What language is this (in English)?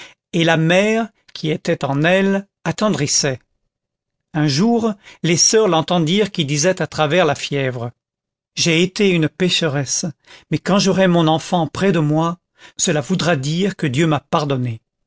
French